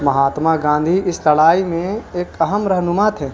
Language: Urdu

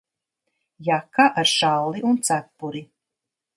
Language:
Latvian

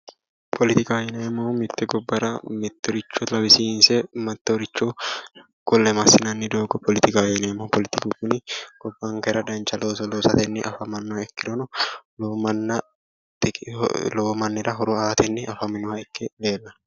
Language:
Sidamo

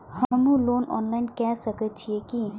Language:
Maithili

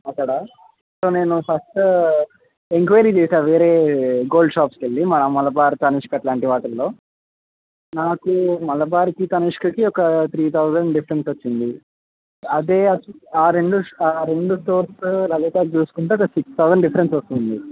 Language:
Telugu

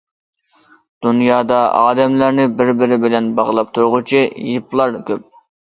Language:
Uyghur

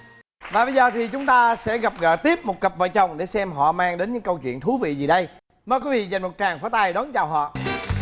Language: Vietnamese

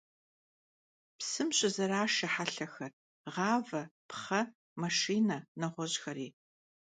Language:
Kabardian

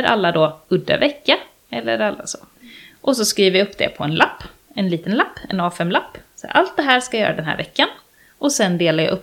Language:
Swedish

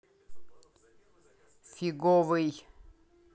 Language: Russian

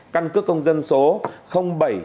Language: Vietnamese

